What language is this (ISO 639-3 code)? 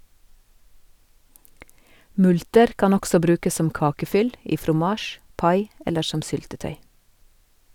nor